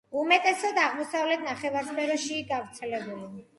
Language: Georgian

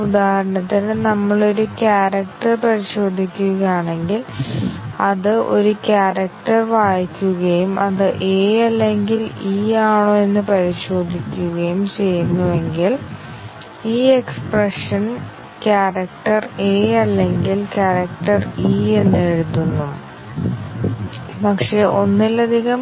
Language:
Malayalam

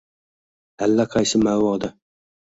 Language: Uzbek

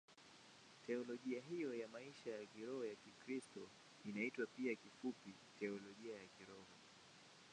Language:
Swahili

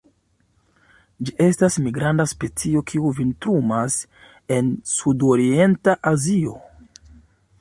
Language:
Esperanto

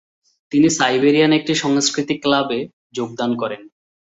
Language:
Bangla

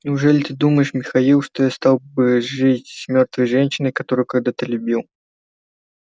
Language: Russian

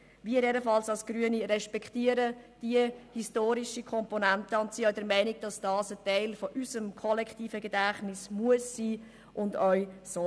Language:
Swiss German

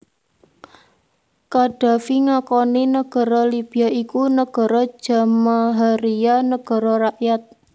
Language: Javanese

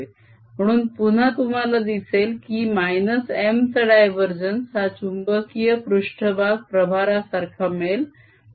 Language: Marathi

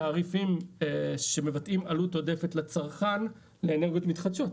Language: Hebrew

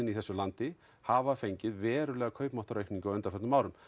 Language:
Icelandic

